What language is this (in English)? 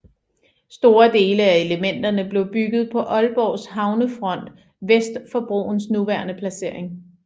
Danish